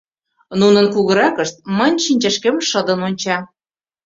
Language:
Mari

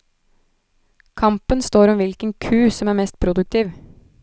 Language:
Norwegian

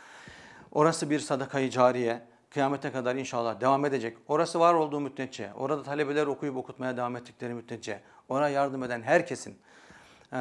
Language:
Turkish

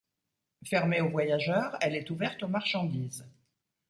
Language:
French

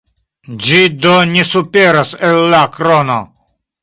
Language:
Esperanto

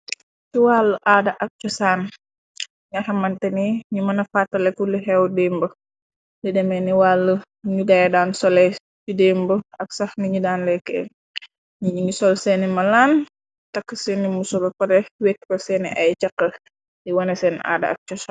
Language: Wolof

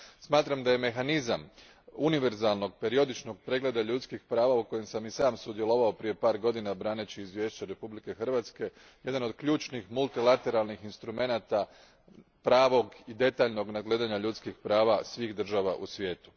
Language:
Croatian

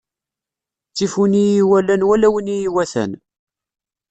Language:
Kabyle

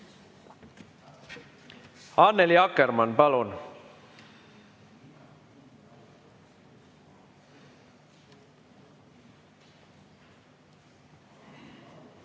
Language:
Estonian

